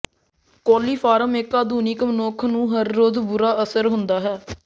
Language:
Punjabi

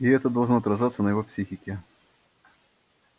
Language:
Russian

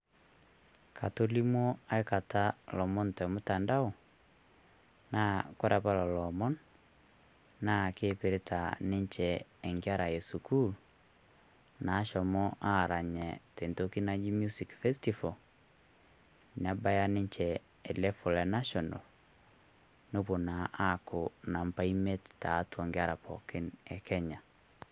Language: Masai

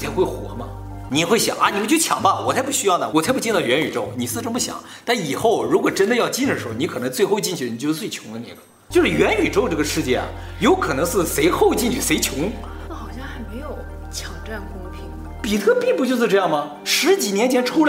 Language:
Chinese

